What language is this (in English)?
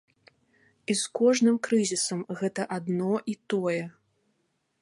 Belarusian